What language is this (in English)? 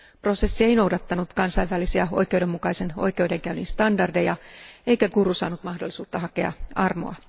Finnish